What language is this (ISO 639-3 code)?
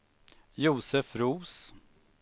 swe